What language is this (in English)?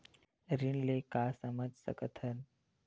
Chhattisgarhi